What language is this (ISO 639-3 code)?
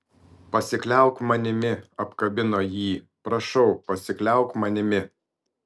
lit